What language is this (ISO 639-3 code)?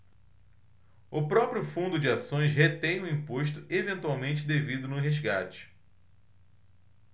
por